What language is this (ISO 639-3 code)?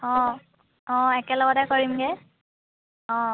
asm